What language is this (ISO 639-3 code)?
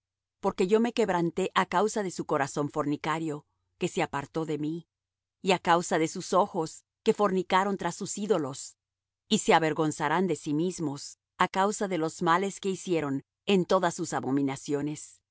spa